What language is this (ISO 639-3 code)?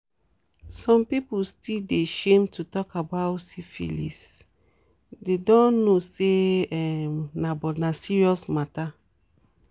pcm